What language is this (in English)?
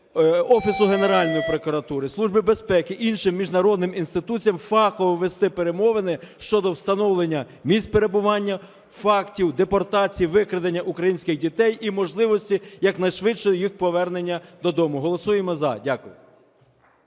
Ukrainian